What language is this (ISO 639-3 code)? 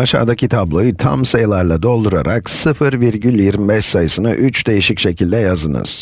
tur